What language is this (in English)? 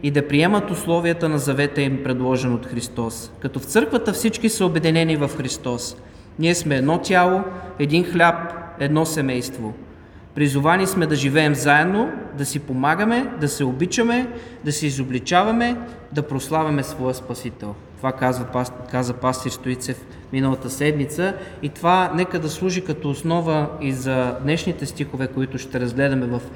Bulgarian